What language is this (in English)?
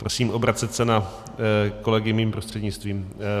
Czech